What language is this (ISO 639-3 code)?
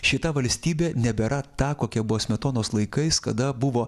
lit